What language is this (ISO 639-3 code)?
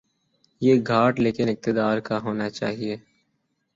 urd